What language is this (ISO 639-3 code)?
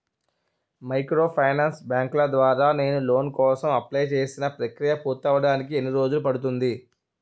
tel